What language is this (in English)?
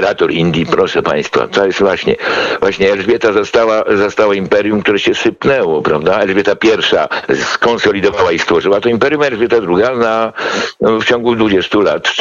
Polish